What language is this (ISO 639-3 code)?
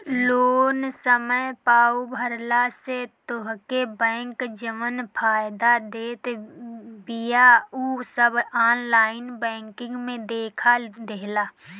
bho